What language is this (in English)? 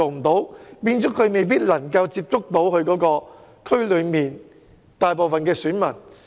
Cantonese